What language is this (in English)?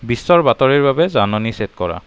Assamese